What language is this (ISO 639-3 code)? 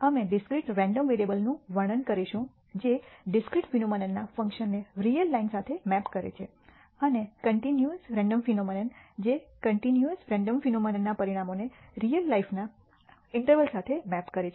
guj